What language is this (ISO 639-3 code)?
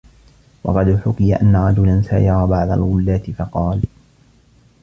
ara